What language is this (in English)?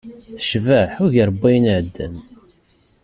Kabyle